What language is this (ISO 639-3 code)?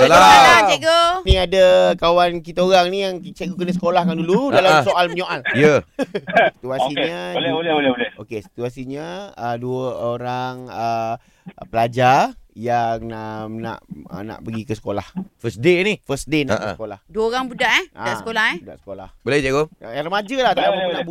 msa